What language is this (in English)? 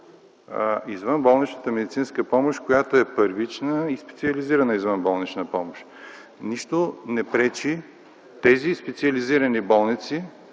Bulgarian